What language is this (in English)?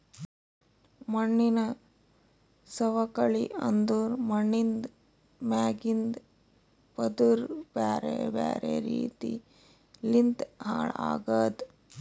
Kannada